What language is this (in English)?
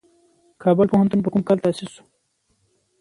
Pashto